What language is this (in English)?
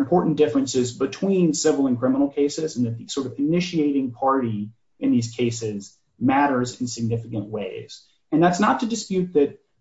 English